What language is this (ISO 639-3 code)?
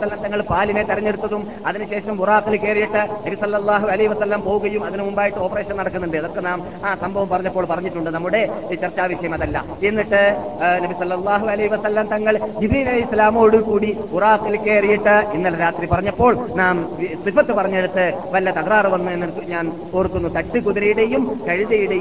mal